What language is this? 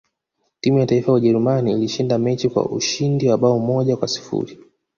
Swahili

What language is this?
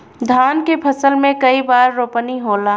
Bhojpuri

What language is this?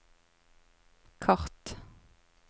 Norwegian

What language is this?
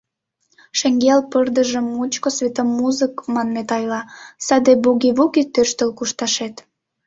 Mari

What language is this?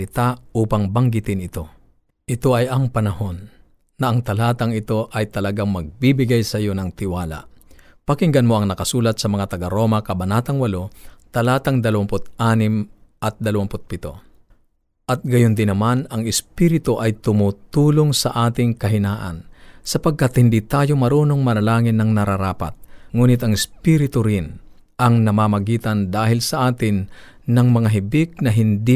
Filipino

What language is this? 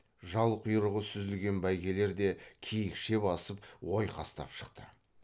Kazakh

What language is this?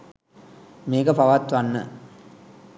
Sinhala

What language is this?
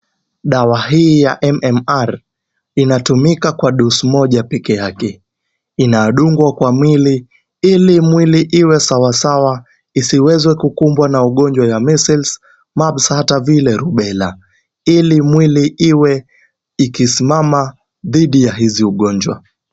Swahili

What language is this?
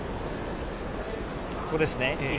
Japanese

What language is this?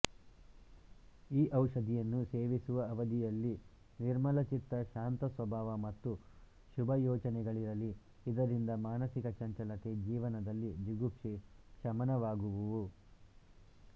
Kannada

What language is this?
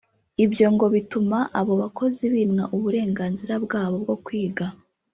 Kinyarwanda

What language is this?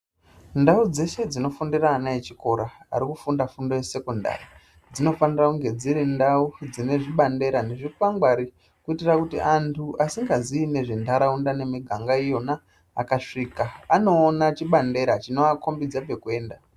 Ndau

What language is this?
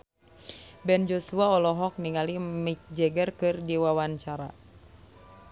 Sundanese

